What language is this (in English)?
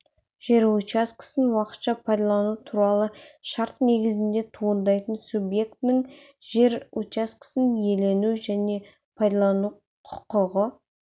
Kazakh